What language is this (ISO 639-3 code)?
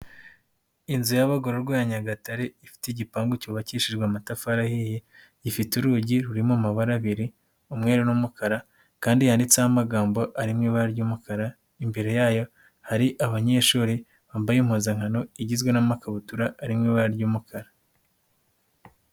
kin